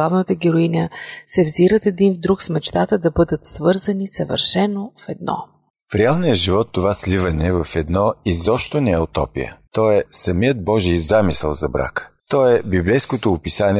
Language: Bulgarian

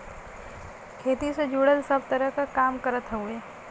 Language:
Bhojpuri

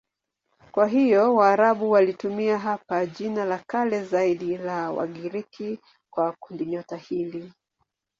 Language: Swahili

